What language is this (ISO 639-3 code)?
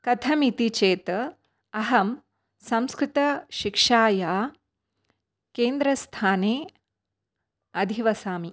san